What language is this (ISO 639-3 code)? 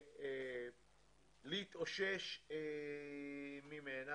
heb